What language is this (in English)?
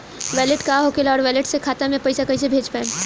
Bhojpuri